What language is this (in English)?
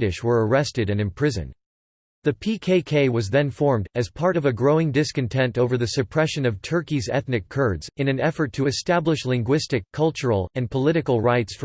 English